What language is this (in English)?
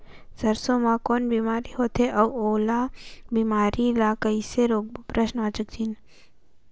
Chhattisgarhi